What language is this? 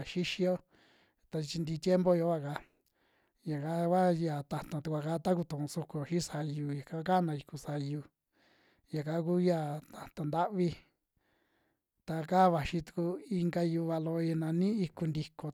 Western Juxtlahuaca Mixtec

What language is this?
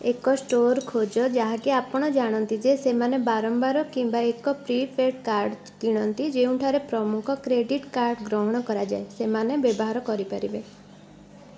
Odia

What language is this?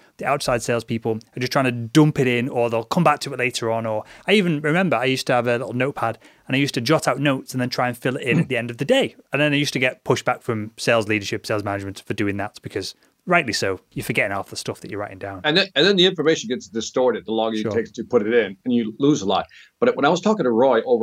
English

